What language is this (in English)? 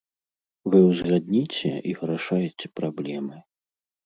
Belarusian